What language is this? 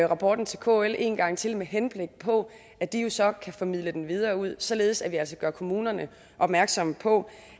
Danish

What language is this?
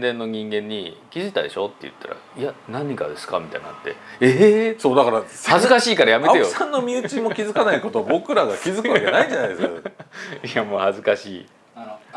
Japanese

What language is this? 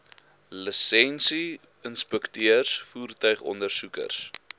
Afrikaans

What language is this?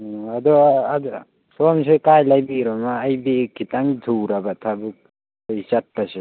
Manipuri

